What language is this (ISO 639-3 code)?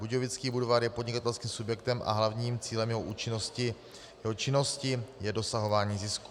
ces